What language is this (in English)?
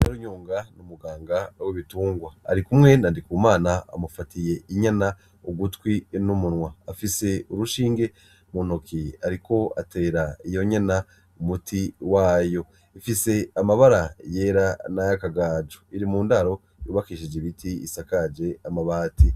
Rundi